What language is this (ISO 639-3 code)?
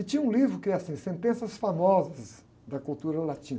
por